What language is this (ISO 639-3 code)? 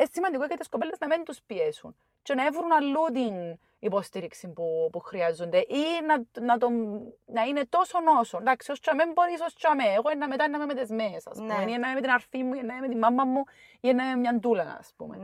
ell